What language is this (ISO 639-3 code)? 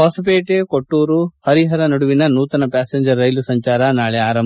kan